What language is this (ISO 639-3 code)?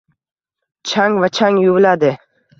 uzb